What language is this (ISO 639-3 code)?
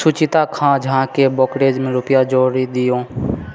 mai